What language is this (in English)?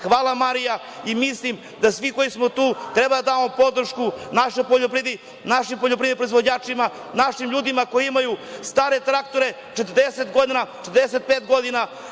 Serbian